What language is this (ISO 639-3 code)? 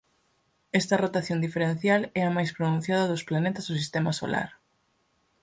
glg